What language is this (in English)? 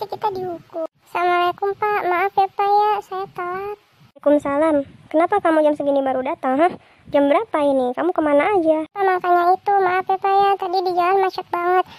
Indonesian